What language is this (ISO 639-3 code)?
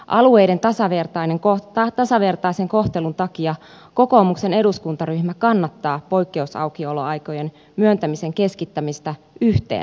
fin